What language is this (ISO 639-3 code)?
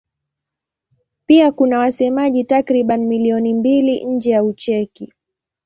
swa